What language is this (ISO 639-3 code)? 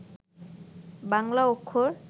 ben